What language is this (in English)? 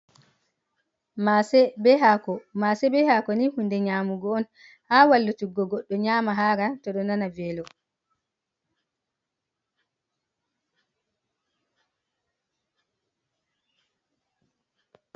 Fula